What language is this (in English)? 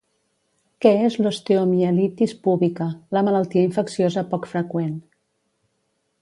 Catalan